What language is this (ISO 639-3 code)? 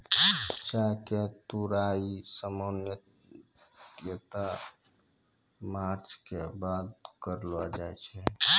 mai